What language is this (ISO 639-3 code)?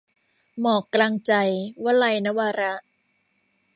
tha